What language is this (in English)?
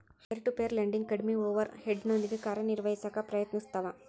Kannada